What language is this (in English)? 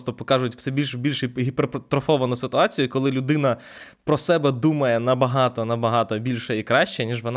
Ukrainian